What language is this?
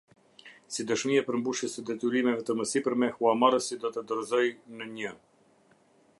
Albanian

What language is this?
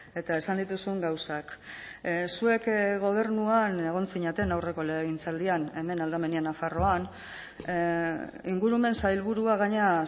Basque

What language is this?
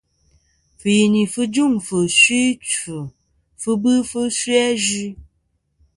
Kom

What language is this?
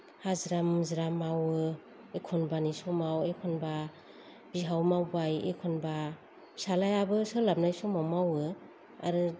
Bodo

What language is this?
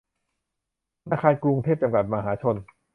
Thai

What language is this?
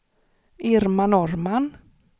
Swedish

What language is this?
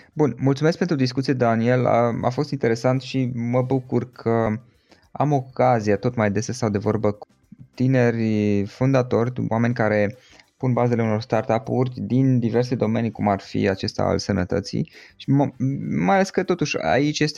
Romanian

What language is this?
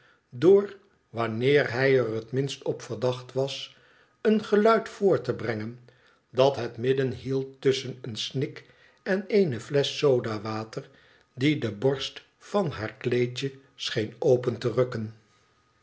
Dutch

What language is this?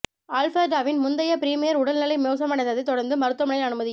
Tamil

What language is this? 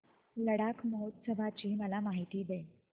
Marathi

